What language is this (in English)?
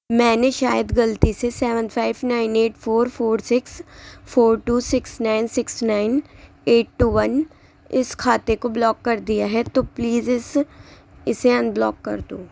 Urdu